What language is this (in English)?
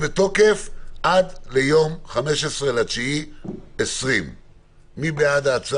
Hebrew